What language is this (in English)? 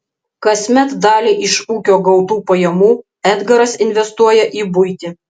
Lithuanian